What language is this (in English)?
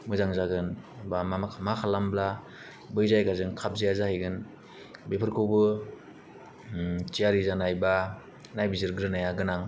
Bodo